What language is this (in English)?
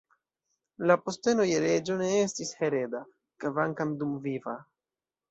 Esperanto